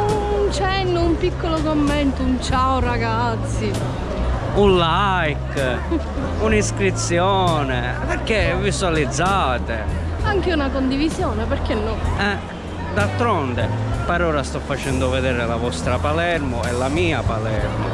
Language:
Italian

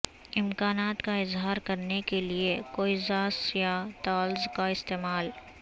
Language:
Urdu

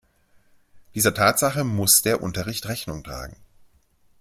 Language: German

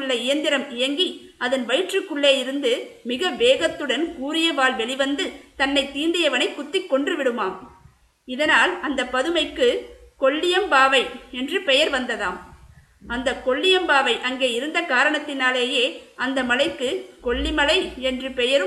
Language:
Tamil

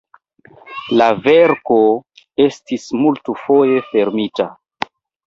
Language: Esperanto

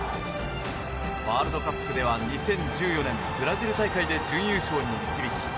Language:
Japanese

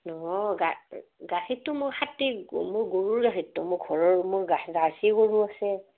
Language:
Assamese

